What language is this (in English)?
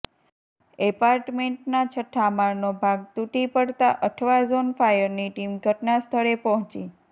Gujarati